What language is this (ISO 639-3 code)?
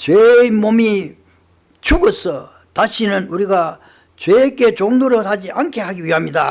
kor